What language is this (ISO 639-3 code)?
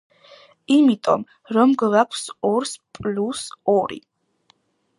kat